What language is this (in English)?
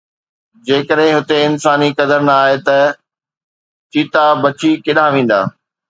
Sindhi